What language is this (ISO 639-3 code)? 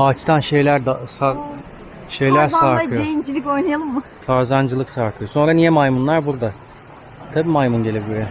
tur